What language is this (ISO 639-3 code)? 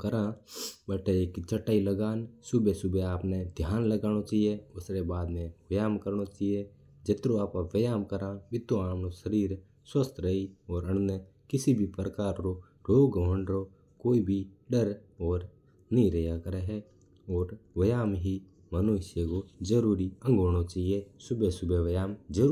mtr